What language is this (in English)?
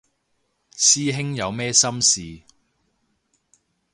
Cantonese